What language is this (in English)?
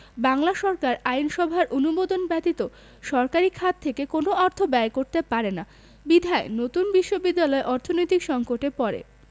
Bangla